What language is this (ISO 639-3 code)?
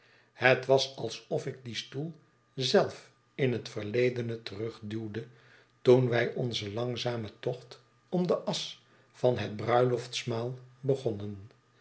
nld